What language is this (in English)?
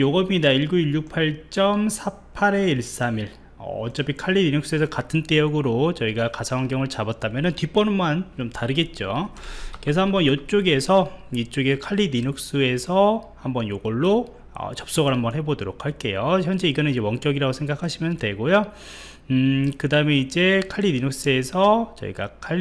Korean